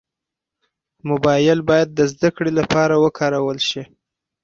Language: Pashto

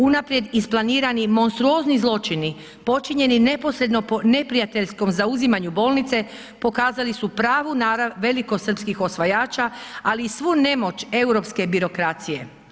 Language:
Croatian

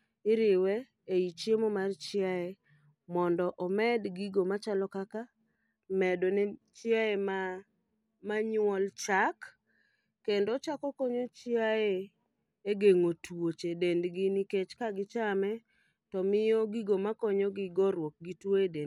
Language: Luo (Kenya and Tanzania)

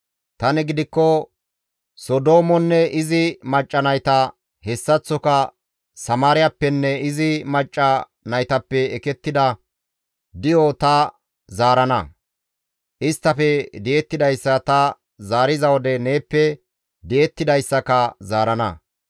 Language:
Gamo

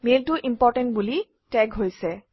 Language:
Assamese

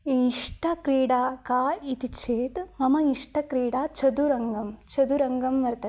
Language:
Sanskrit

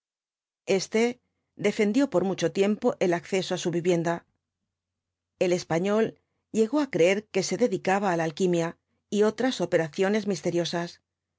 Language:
Spanish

